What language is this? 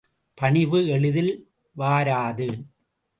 Tamil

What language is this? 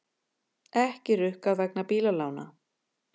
Icelandic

